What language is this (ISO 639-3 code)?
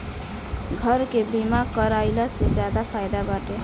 bho